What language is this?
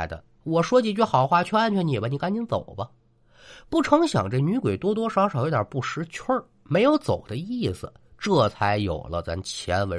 Chinese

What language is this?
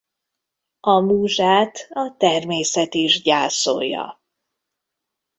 Hungarian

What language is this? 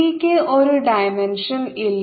Malayalam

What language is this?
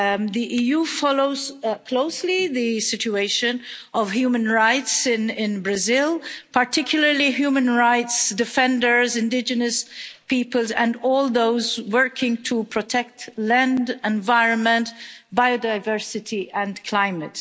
English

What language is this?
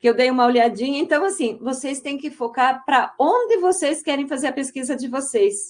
Portuguese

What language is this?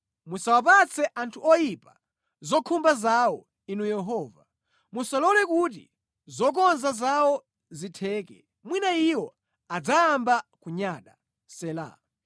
Nyanja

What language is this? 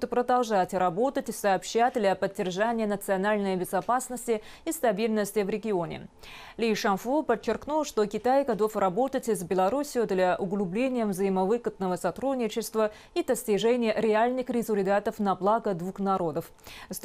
Russian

